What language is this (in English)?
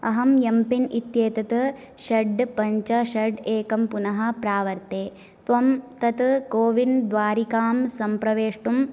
Sanskrit